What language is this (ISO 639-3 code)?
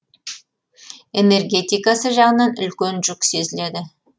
kaz